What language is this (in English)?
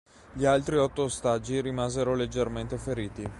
Italian